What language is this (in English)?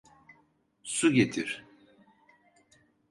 Turkish